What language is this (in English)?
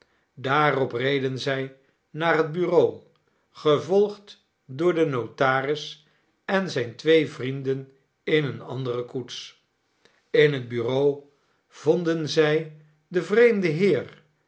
Dutch